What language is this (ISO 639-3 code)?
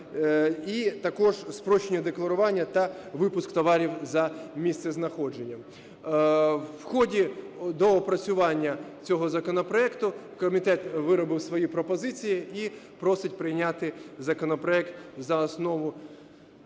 ukr